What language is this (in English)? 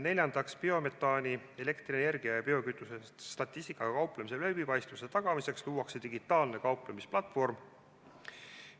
Estonian